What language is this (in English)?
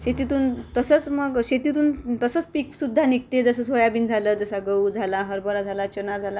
Marathi